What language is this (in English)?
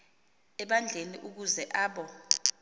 Xhosa